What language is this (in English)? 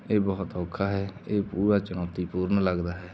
Punjabi